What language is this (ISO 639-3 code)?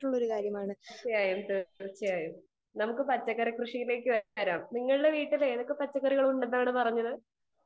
mal